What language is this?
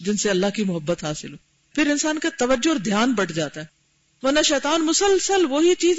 Urdu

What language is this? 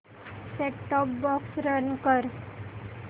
Marathi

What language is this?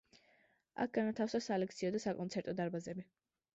Georgian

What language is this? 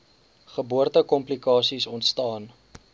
Afrikaans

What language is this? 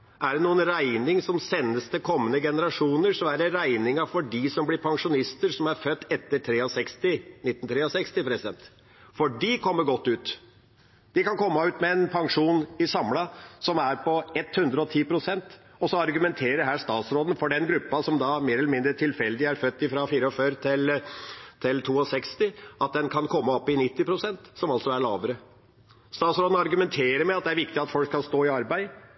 Norwegian Bokmål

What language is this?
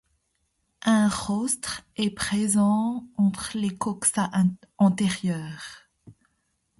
French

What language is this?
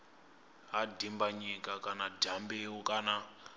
Venda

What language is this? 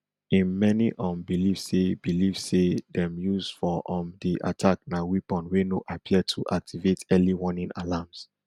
Nigerian Pidgin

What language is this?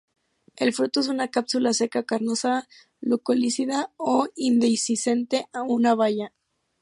Spanish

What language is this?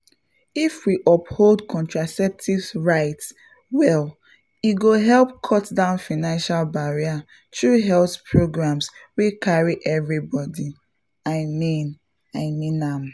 Nigerian Pidgin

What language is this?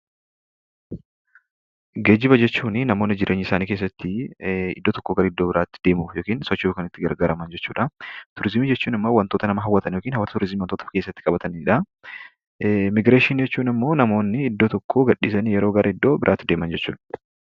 Oromo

